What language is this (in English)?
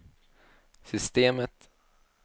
Swedish